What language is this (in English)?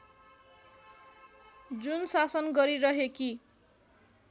Nepali